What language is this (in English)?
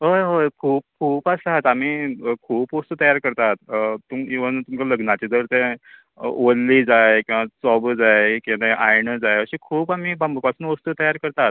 Konkani